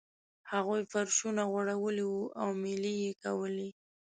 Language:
Pashto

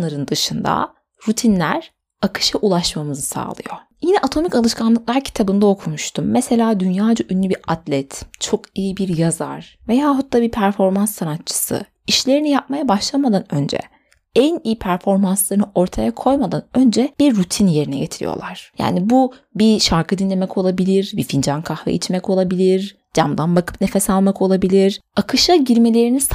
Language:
Turkish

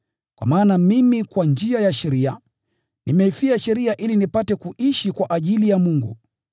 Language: Swahili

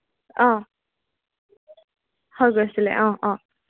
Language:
Assamese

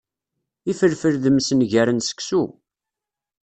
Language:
Kabyle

